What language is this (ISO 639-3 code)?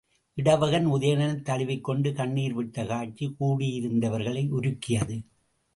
tam